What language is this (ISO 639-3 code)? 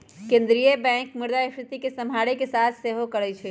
mag